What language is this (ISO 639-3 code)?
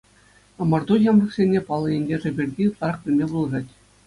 chv